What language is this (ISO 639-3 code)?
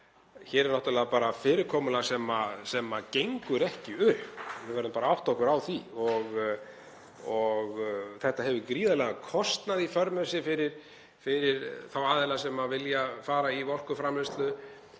isl